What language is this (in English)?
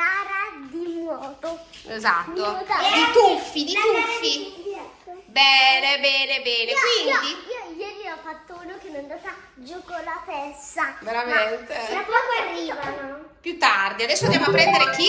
Italian